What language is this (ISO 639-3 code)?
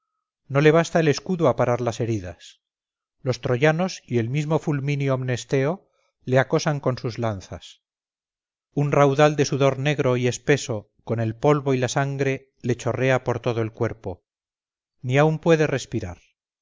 spa